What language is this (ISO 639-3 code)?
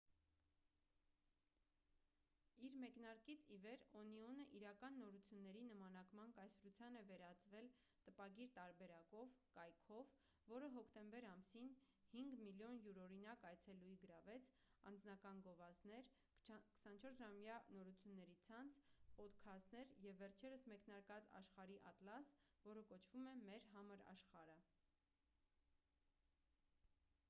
hye